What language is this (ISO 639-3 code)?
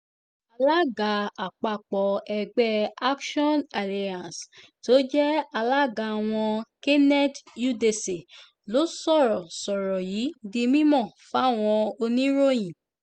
yor